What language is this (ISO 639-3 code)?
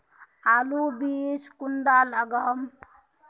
mag